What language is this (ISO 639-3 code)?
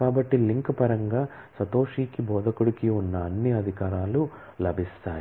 tel